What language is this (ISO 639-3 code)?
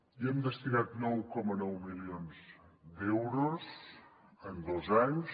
cat